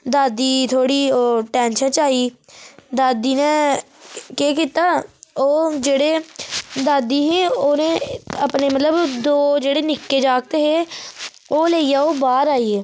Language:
Dogri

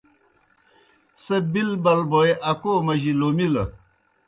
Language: Kohistani Shina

